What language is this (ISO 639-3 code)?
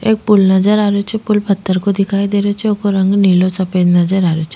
raj